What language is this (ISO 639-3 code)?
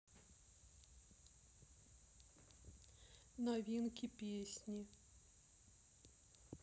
rus